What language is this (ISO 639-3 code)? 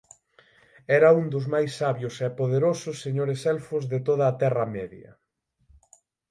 glg